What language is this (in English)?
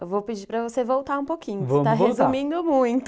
Portuguese